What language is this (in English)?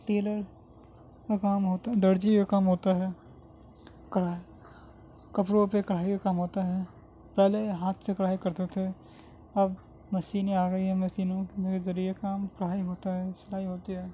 Urdu